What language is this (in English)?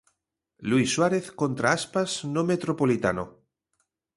Galician